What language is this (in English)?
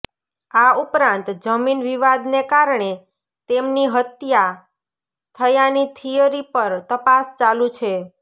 Gujarati